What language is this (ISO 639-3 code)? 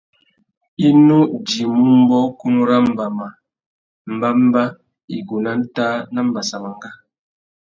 bag